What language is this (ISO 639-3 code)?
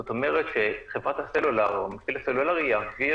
heb